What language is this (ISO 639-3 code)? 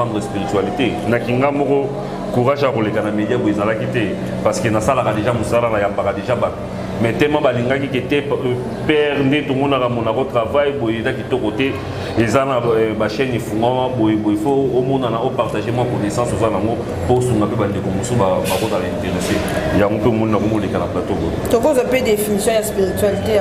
fra